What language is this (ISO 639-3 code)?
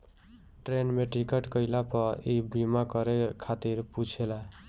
bho